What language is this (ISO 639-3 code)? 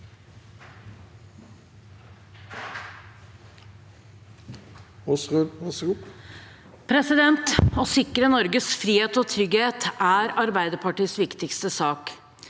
nor